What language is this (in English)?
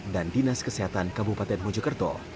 Indonesian